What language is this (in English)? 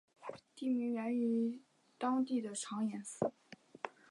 Chinese